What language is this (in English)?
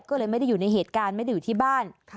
Thai